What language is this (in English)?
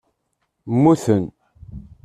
Kabyle